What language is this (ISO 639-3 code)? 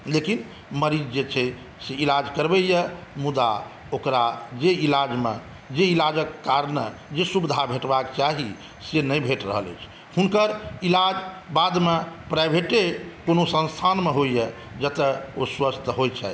mai